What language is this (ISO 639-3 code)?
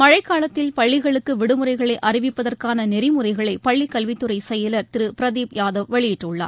tam